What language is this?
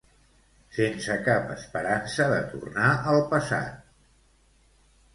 Catalan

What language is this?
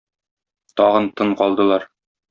Tatar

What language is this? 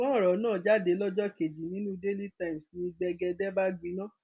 Yoruba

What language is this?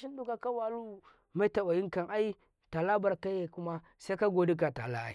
Karekare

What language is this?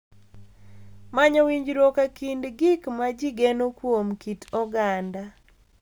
Luo (Kenya and Tanzania)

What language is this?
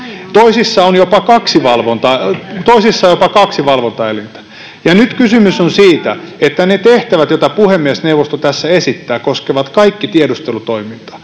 Finnish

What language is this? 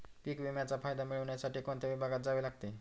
Marathi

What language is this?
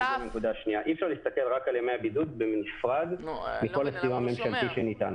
Hebrew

